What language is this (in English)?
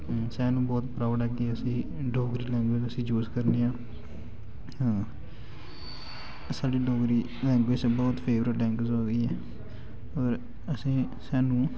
Dogri